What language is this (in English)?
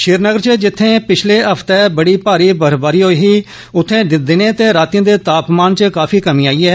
Dogri